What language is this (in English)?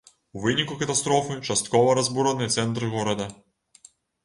Belarusian